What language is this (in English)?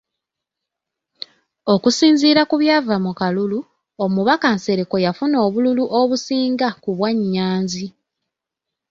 Ganda